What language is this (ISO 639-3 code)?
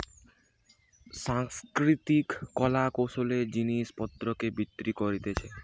ben